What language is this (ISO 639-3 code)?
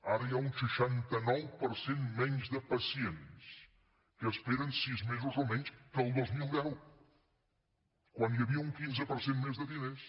cat